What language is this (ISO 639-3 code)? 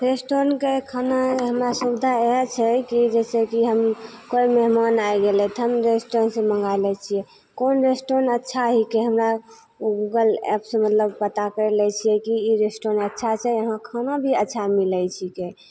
mai